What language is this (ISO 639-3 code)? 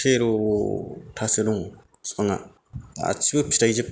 brx